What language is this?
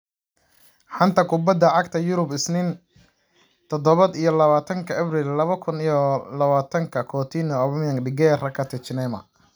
Somali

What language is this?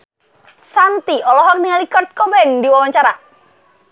Sundanese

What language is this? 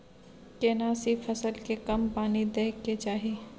Maithili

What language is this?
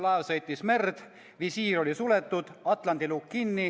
Estonian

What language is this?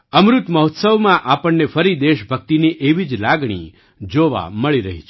Gujarati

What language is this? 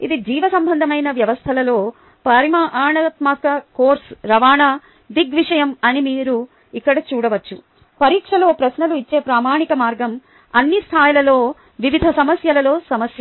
Telugu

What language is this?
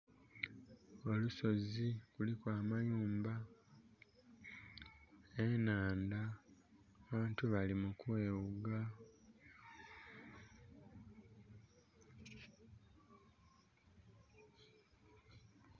Soga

